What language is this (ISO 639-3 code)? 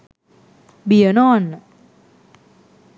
sin